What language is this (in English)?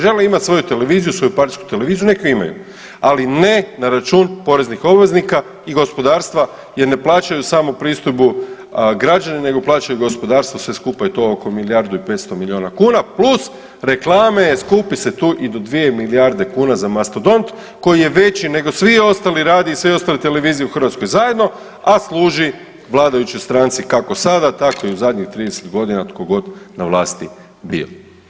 Croatian